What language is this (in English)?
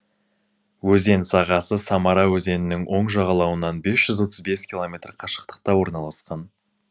Kazakh